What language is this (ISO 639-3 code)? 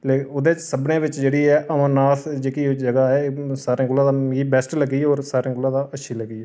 doi